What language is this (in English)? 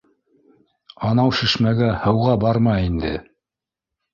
Bashkir